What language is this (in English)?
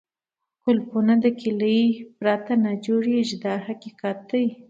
Pashto